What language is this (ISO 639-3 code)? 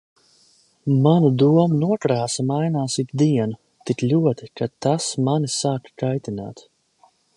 lav